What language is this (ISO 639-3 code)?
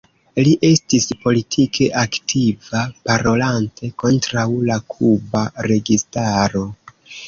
epo